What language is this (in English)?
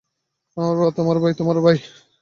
Bangla